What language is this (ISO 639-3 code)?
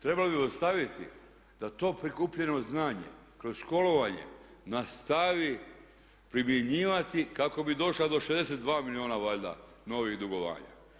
hrv